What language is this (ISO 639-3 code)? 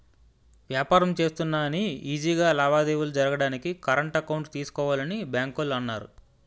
tel